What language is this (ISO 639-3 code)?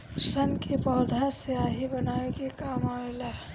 bho